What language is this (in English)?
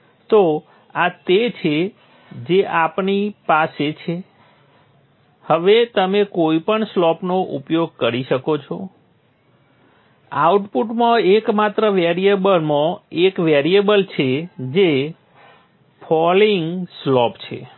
Gujarati